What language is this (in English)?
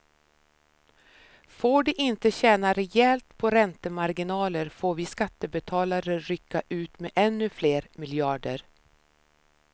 Swedish